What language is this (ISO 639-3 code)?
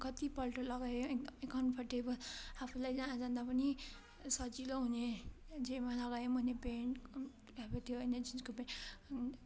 nep